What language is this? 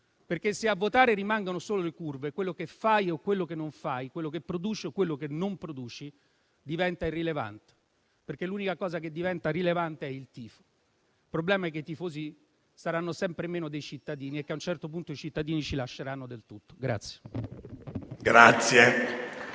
Italian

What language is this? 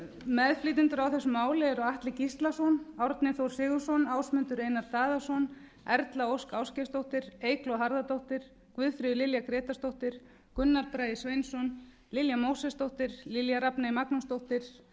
Icelandic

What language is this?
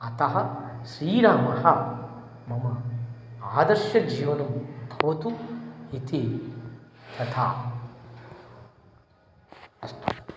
Sanskrit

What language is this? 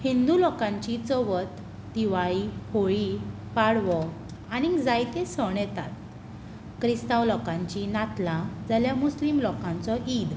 Konkani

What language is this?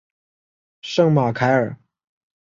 Chinese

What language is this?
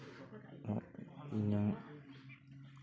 Santali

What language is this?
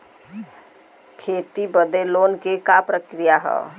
Bhojpuri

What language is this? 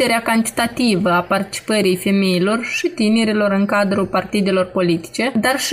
Romanian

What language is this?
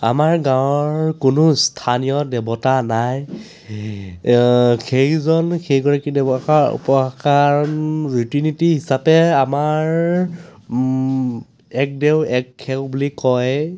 Assamese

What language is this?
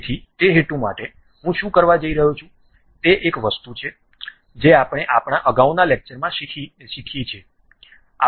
Gujarati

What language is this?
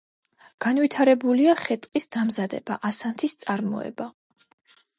Georgian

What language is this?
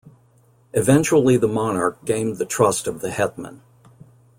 English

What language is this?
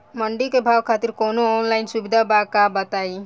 Bhojpuri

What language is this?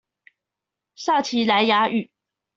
Chinese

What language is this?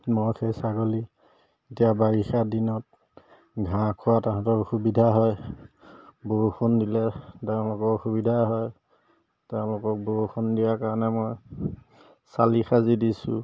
Assamese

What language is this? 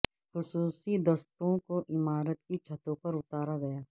Urdu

